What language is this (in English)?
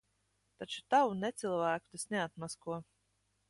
Latvian